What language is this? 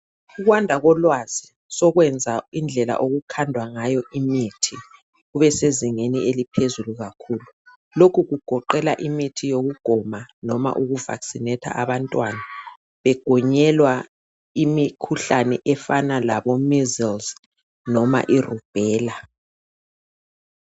North Ndebele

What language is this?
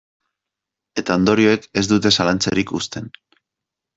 Basque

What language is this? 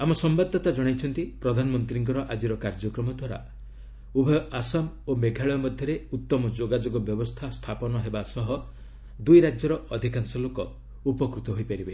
Odia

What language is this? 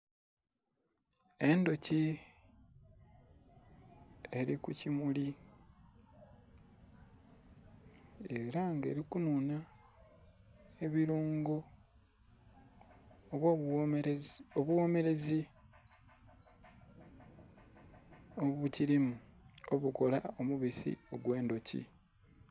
Soga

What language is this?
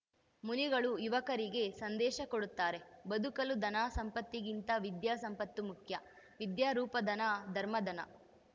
Kannada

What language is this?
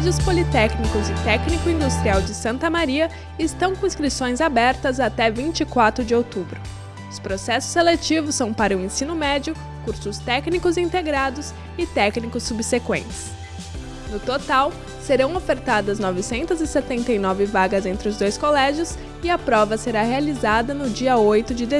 Portuguese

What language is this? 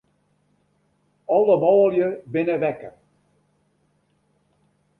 Western Frisian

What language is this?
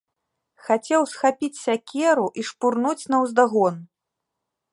Belarusian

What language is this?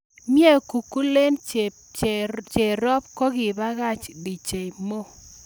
Kalenjin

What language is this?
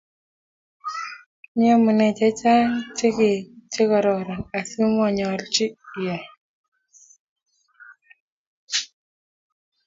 Kalenjin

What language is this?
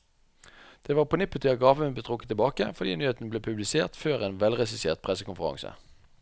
Norwegian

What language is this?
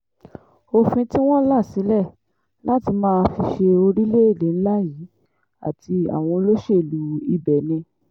Yoruba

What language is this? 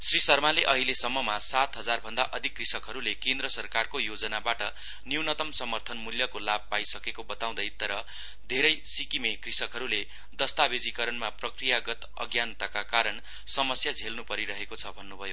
Nepali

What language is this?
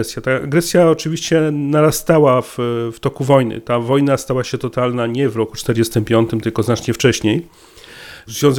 Polish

